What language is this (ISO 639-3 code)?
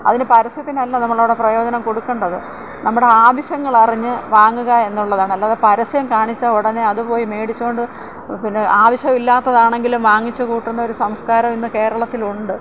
mal